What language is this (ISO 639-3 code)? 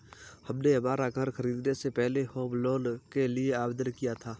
hin